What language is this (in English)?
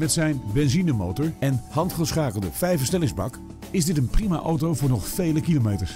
Dutch